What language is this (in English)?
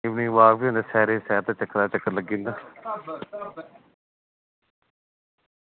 Dogri